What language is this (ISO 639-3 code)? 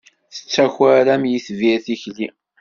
kab